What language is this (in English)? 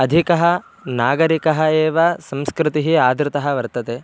Sanskrit